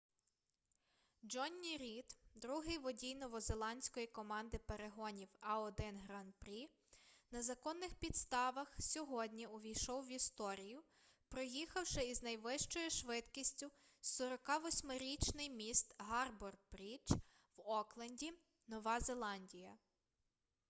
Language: Ukrainian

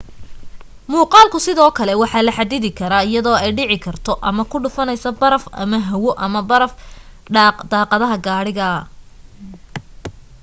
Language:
Somali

